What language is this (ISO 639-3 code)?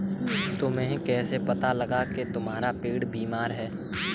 hin